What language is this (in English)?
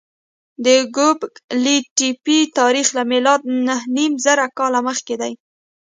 Pashto